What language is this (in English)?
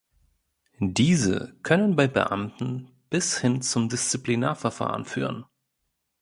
German